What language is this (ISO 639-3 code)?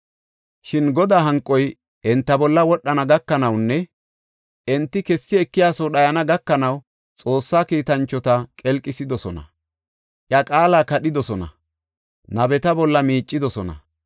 gof